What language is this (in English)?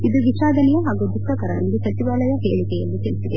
Kannada